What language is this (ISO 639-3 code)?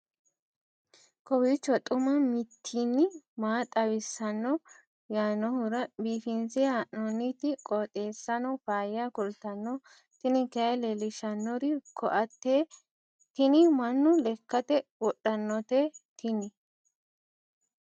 sid